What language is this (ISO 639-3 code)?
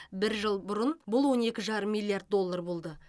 kaz